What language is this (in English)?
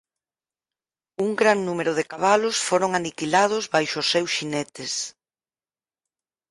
Galician